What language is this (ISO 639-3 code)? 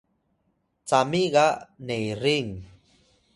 tay